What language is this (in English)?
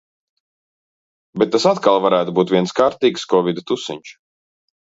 Latvian